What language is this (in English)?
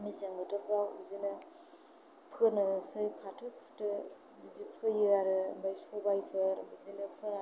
Bodo